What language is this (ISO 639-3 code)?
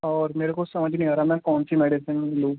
urd